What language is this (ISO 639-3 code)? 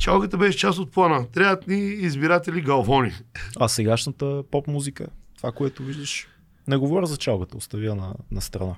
bul